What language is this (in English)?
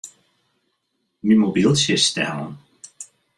Western Frisian